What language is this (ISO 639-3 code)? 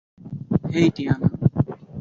ben